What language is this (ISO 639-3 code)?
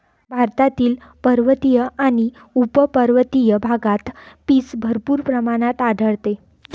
mar